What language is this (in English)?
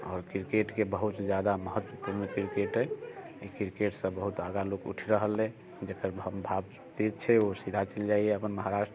Maithili